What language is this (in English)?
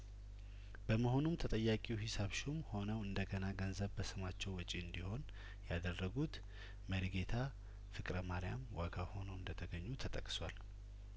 Amharic